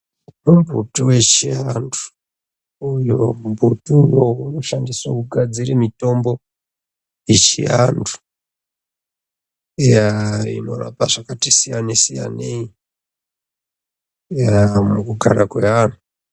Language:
Ndau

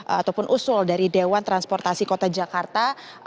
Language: Indonesian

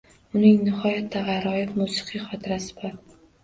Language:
Uzbek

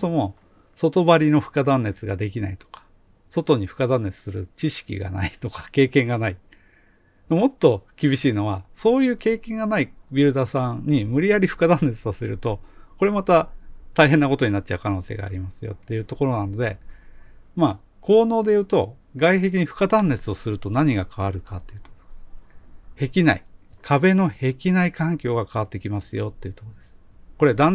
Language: Japanese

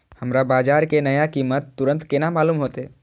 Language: Maithili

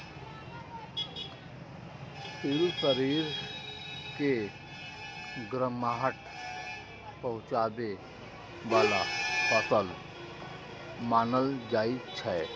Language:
Maithili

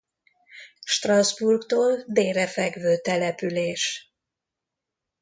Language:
Hungarian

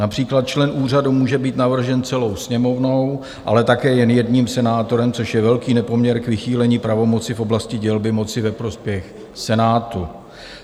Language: Czech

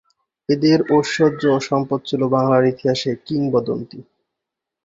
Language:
Bangla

